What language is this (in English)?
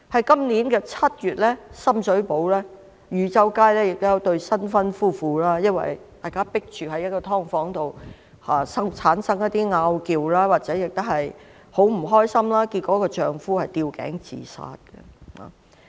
Cantonese